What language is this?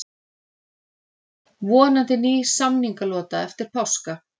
Icelandic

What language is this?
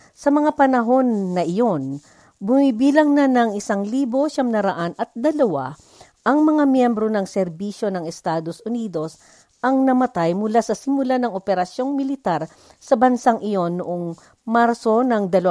Filipino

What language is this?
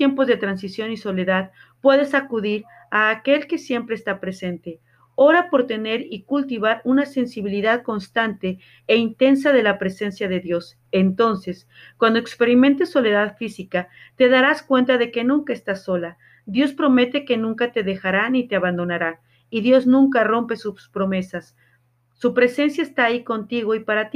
Spanish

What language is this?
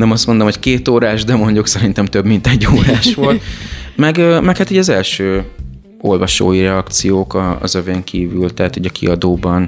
Hungarian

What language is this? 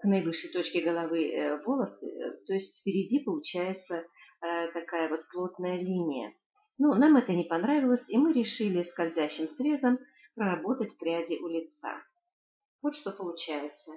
Russian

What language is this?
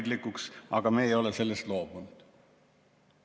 Estonian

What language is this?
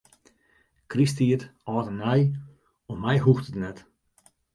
Western Frisian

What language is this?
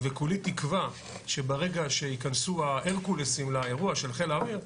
Hebrew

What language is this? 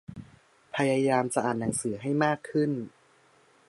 Thai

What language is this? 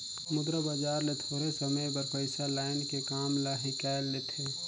Chhattisgarhi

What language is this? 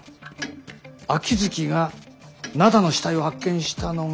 Japanese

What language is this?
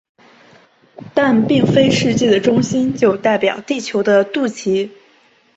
Chinese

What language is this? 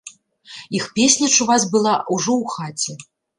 Belarusian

